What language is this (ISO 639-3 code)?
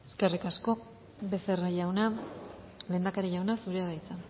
eus